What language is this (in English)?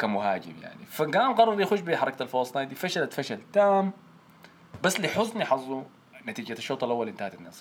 Arabic